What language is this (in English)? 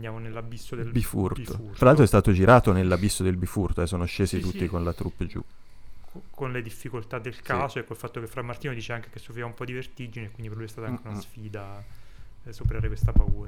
Italian